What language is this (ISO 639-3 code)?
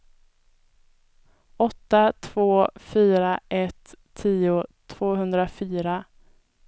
swe